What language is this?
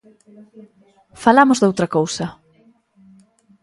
Galician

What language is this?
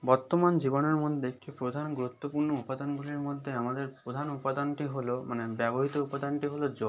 Bangla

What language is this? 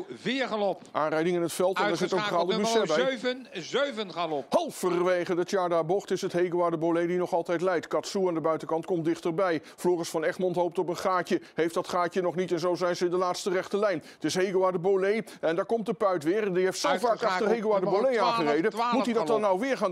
Dutch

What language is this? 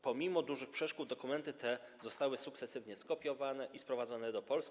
Polish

